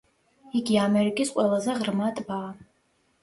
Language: Georgian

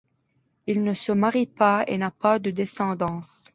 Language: French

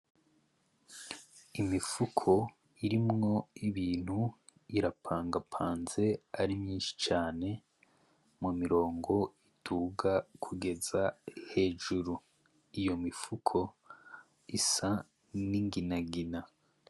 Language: Rundi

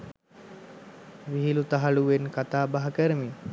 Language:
Sinhala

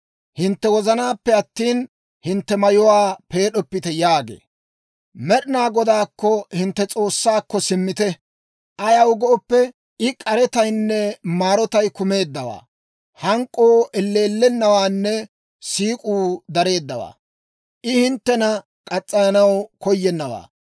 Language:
Dawro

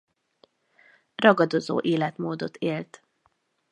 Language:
Hungarian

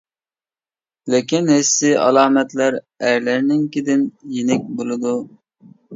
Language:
Uyghur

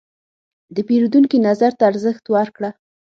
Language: Pashto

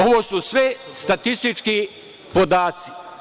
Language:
Serbian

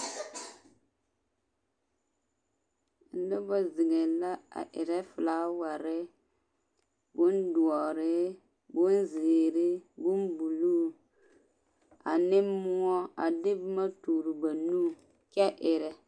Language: Southern Dagaare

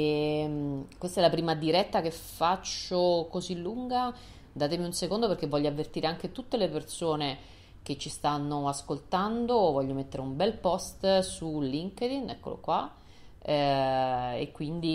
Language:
Italian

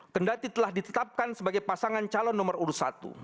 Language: Indonesian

